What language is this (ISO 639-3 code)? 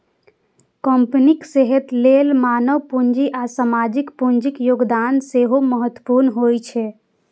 mai